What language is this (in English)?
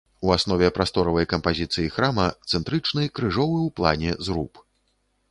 Belarusian